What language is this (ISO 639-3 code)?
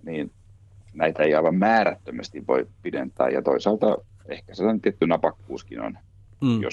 fin